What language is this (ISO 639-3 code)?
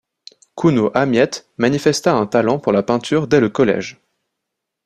fra